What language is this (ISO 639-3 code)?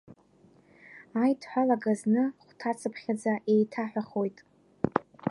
abk